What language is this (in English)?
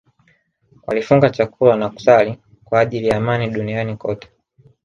Swahili